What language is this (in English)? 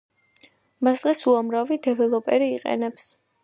Georgian